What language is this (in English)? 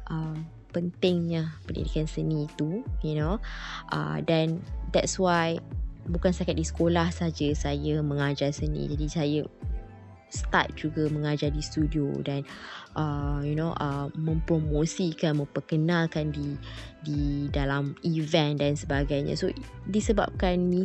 Malay